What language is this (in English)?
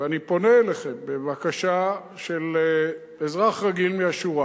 Hebrew